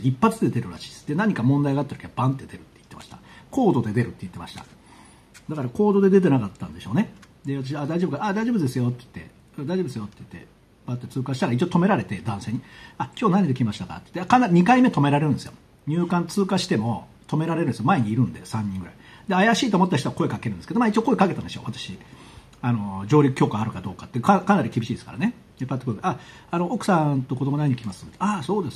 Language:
Japanese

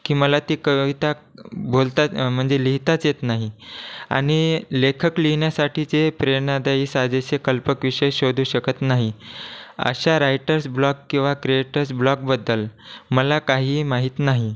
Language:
Marathi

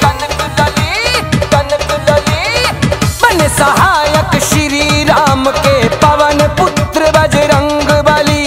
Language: Hindi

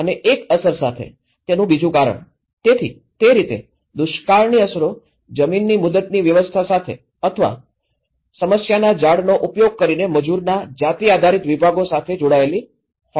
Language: Gujarati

